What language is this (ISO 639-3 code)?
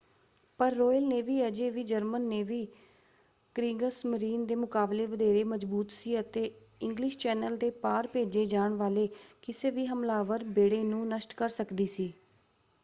pan